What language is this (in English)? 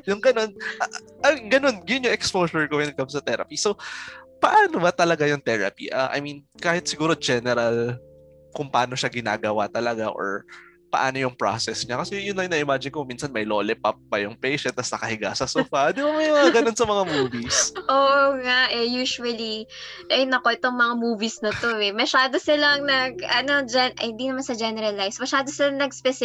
Filipino